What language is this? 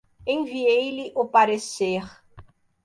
Portuguese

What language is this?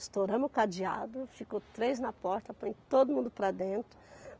Portuguese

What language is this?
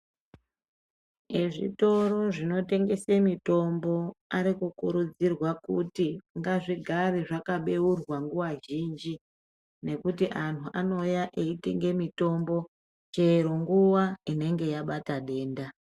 Ndau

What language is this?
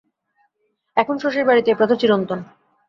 Bangla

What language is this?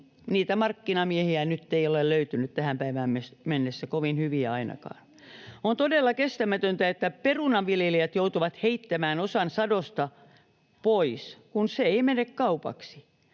Finnish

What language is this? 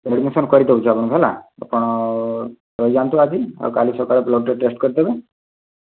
Odia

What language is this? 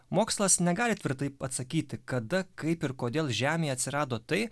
Lithuanian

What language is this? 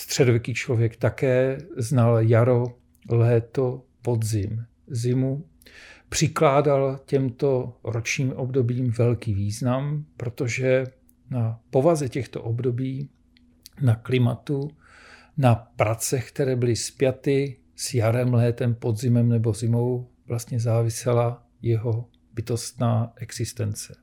Czech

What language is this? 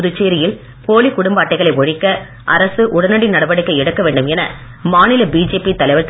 Tamil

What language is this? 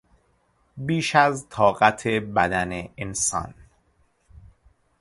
Persian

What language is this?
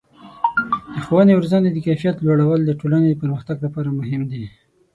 Pashto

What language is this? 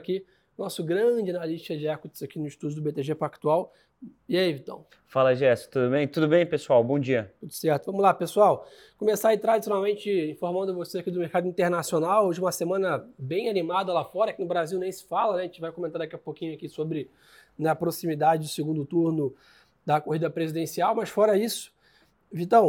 Portuguese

